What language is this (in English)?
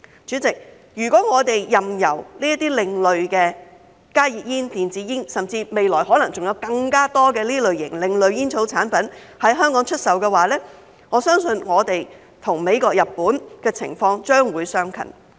Cantonese